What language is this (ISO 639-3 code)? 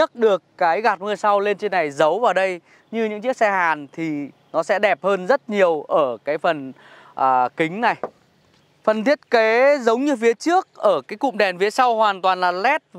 vie